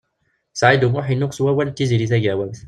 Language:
Kabyle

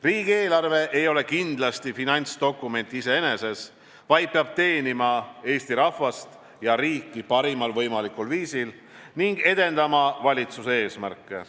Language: Estonian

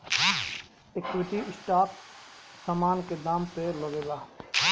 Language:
Bhojpuri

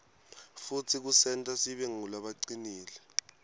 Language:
Swati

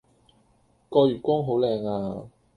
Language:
Cantonese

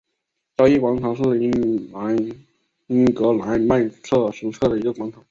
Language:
Chinese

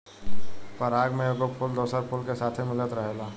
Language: Bhojpuri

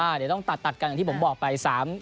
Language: Thai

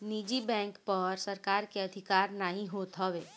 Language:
Bhojpuri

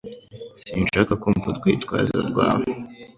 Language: Kinyarwanda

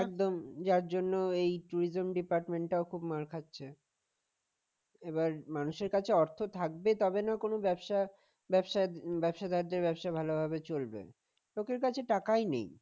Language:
Bangla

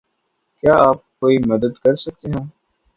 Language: Urdu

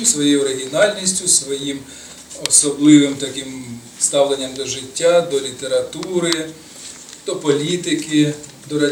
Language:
Ukrainian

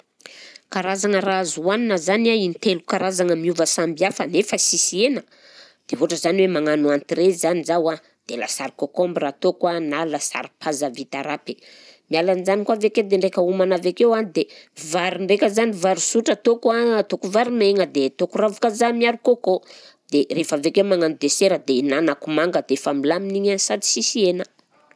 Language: Southern Betsimisaraka Malagasy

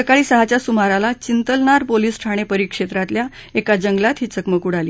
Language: Marathi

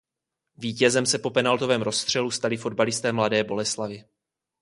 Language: Czech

